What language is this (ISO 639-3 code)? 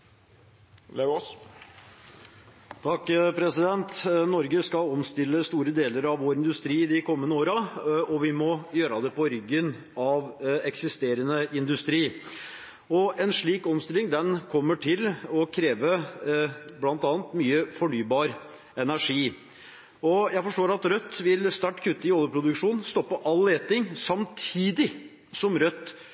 nor